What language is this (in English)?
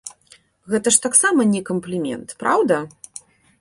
Belarusian